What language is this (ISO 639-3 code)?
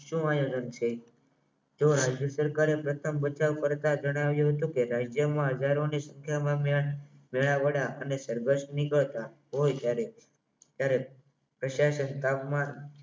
guj